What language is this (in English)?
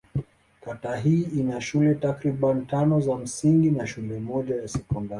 Swahili